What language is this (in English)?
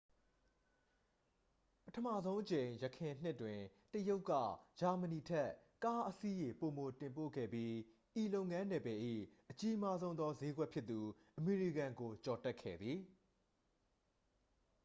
Burmese